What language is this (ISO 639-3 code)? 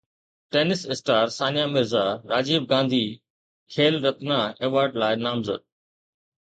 snd